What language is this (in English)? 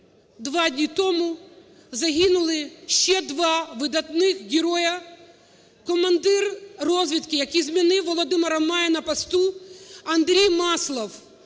Ukrainian